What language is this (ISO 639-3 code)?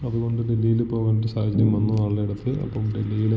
mal